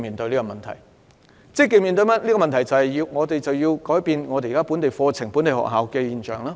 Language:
Cantonese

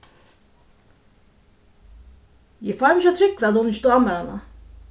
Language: Faroese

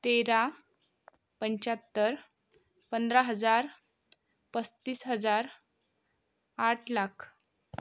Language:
Marathi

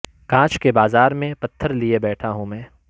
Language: Urdu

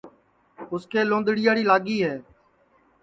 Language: Sansi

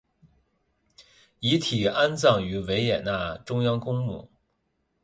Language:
Chinese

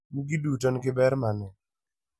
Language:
Luo (Kenya and Tanzania)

